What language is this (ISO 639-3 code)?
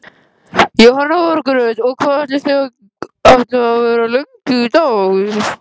isl